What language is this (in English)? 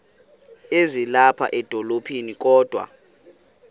Xhosa